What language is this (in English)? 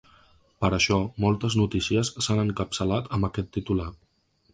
Catalan